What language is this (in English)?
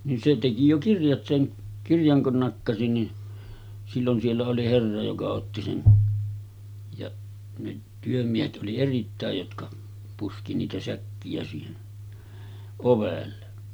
Finnish